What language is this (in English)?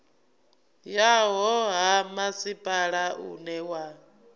Venda